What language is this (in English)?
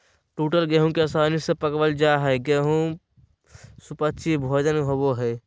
Magahi